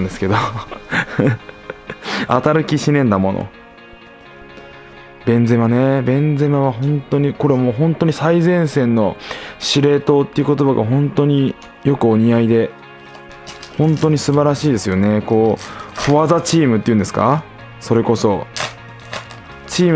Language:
Japanese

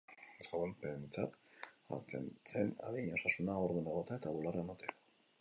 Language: Basque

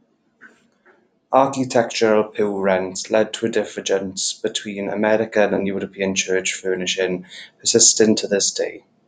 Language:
English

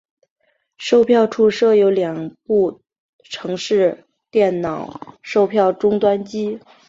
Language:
Chinese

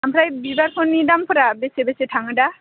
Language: Bodo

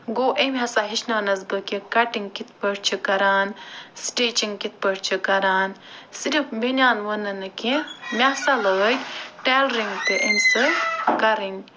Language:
Kashmiri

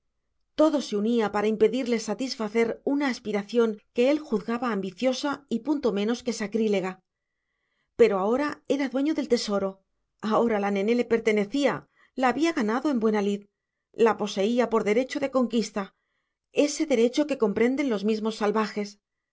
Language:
Spanish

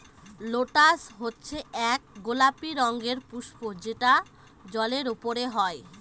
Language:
Bangla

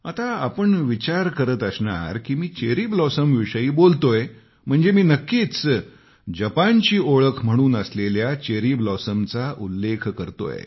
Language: Marathi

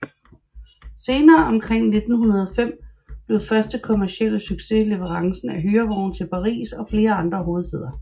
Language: Danish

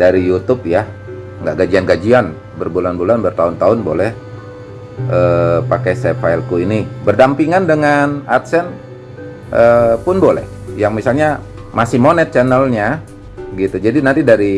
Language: Indonesian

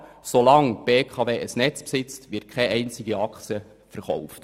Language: Swiss German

